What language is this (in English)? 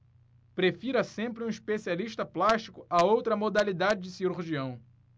Portuguese